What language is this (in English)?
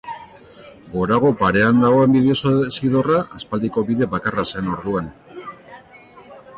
Basque